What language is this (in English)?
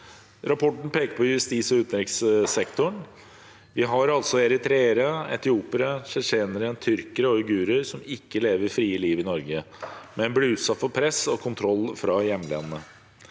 Norwegian